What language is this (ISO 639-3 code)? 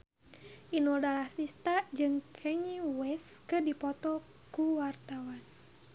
sun